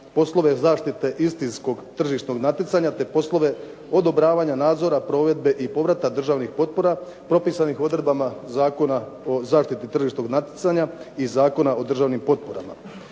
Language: Croatian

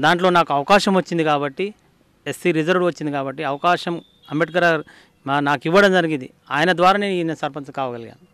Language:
Telugu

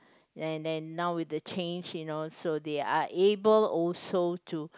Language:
English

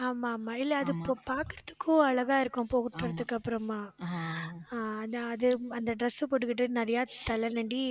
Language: Tamil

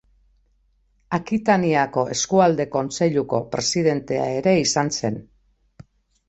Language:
Basque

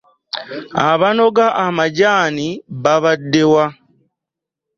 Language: Ganda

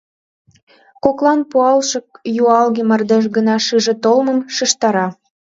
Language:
Mari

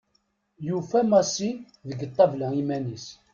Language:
Kabyle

